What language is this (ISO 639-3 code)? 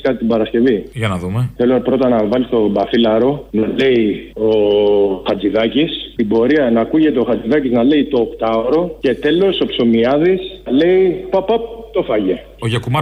ell